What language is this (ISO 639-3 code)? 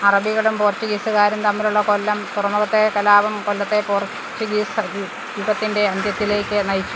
mal